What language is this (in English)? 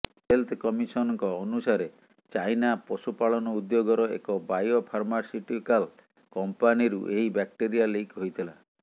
Odia